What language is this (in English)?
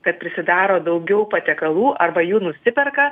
Lithuanian